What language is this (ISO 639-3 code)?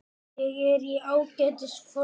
isl